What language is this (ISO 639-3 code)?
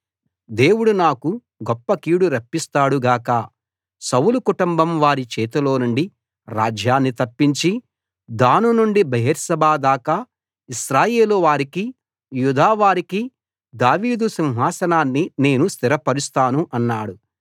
tel